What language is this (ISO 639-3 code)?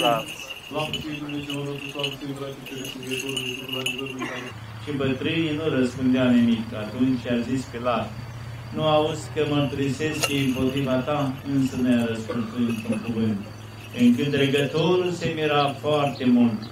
ron